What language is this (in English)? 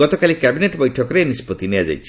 Odia